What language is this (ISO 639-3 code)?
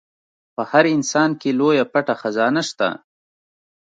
pus